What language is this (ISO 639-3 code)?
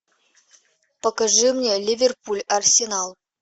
rus